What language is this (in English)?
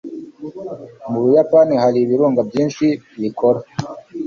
Kinyarwanda